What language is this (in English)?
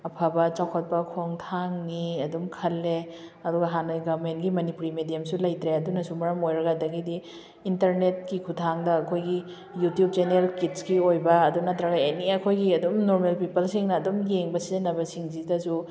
Manipuri